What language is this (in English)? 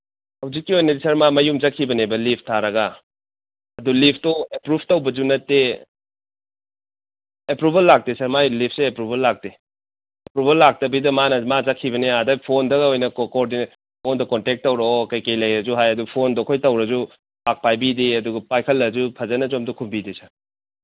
Manipuri